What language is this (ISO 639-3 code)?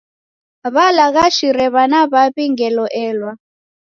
dav